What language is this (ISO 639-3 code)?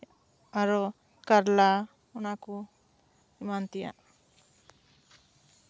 sat